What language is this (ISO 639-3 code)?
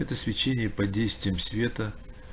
rus